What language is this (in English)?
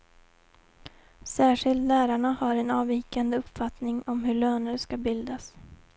Swedish